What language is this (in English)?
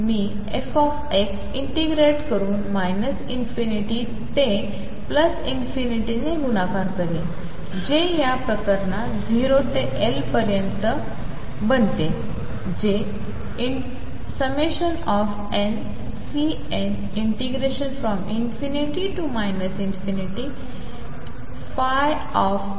Marathi